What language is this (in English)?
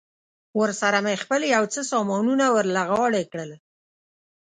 Pashto